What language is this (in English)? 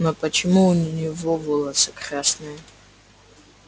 Russian